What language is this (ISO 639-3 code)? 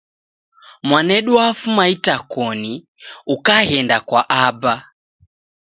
dav